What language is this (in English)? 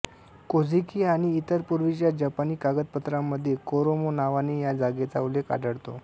Marathi